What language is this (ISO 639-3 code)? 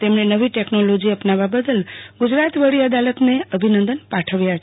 guj